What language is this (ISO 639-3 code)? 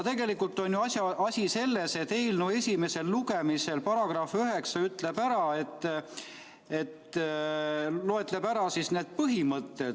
est